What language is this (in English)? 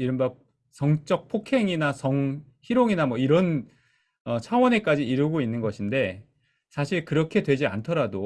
Korean